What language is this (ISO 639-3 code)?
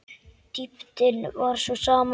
isl